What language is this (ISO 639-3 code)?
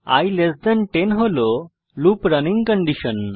ben